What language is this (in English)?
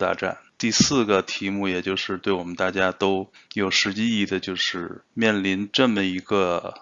Chinese